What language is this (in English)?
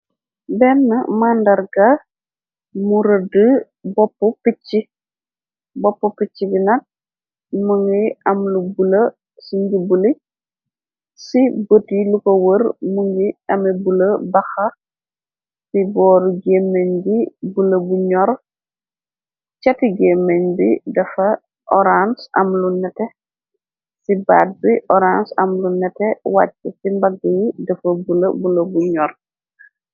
Wolof